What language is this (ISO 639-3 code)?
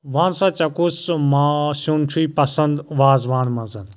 kas